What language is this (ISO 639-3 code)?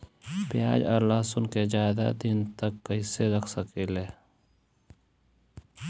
bho